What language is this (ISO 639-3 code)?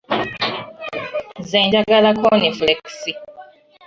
lug